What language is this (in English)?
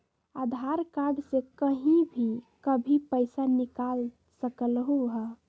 Magahi